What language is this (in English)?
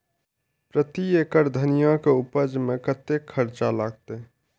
Maithili